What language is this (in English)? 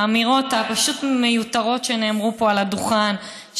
Hebrew